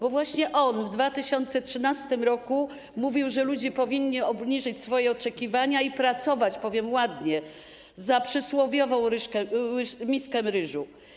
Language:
Polish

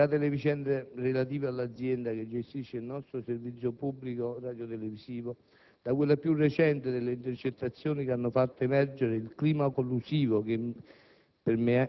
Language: Italian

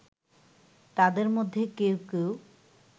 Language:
Bangla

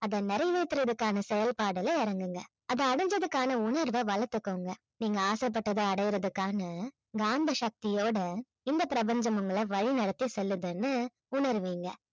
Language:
Tamil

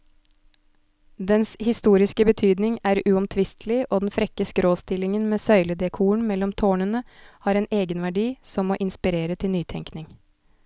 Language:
Norwegian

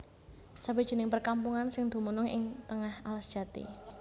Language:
Javanese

